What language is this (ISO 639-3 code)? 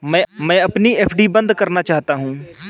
hin